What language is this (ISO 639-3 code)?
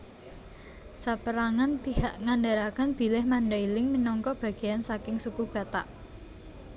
jav